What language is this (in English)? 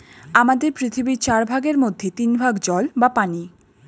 Bangla